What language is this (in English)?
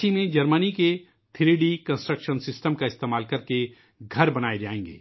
Urdu